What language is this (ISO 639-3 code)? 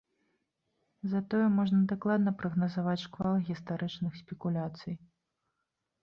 bel